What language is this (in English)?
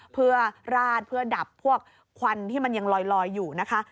Thai